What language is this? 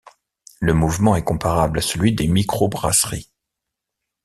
French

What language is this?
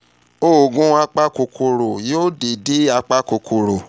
Yoruba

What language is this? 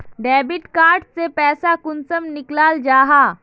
Magahi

